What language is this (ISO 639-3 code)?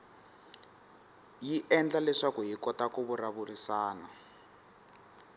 tso